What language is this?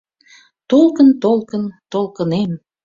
Mari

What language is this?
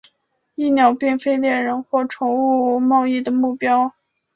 Chinese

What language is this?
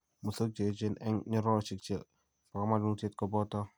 Kalenjin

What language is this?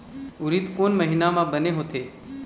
Chhattisgarhi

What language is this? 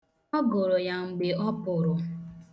Igbo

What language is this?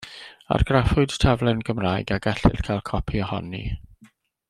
Welsh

